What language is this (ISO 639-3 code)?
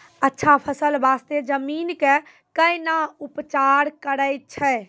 mai